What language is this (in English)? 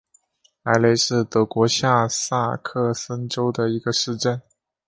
Chinese